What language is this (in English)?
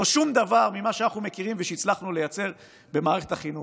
Hebrew